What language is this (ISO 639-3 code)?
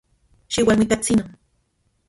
ncx